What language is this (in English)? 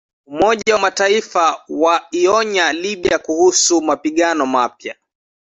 Swahili